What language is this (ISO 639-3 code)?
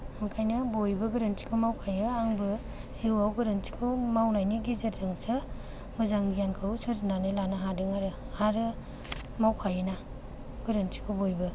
brx